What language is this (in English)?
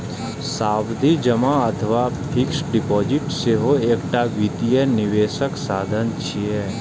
Maithili